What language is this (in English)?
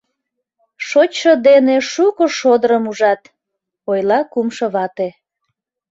Mari